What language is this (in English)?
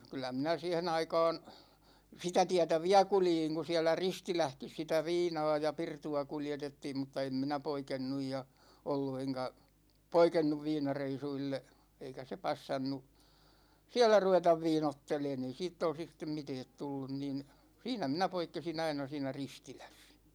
Finnish